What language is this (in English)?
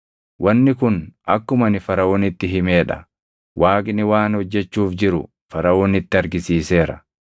Oromo